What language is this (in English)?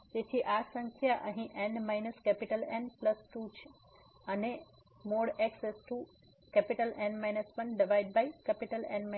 Gujarati